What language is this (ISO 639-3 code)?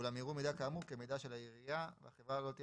heb